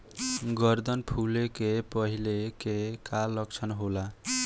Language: Bhojpuri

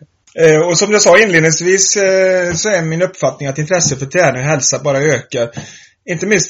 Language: Swedish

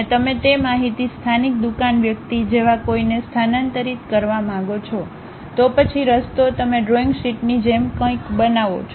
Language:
Gujarati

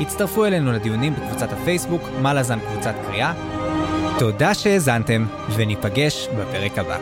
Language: Hebrew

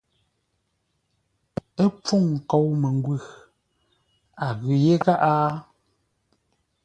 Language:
Ngombale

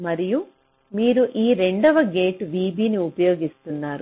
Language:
Telugu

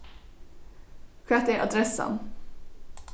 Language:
Faroese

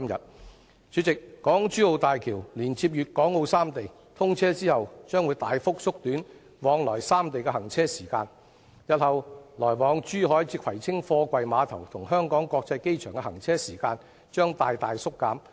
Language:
Cantonese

